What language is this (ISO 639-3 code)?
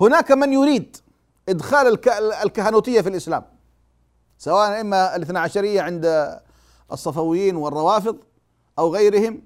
ara